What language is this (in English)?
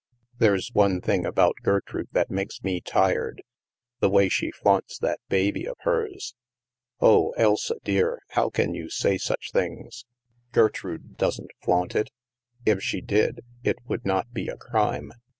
English